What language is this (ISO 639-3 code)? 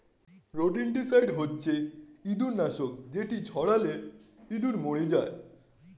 ben